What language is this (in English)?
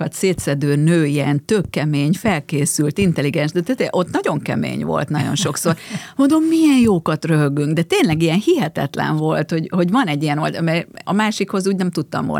Hungarian